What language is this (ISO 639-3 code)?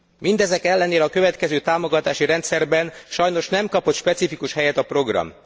hun